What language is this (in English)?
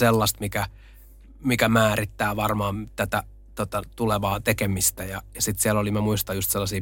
Finnish